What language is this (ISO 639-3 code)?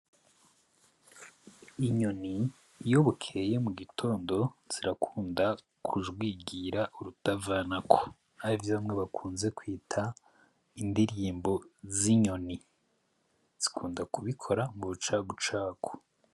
run